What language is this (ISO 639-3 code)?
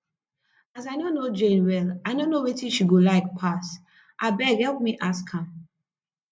pcm